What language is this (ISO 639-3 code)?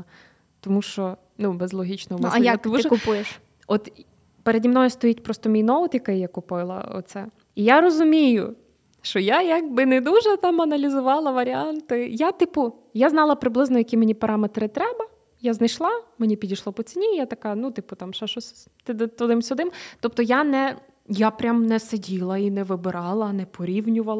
ukr